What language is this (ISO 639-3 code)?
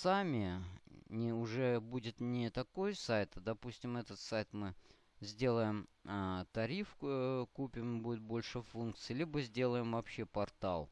rus